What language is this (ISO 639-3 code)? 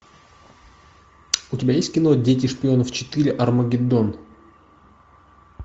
rus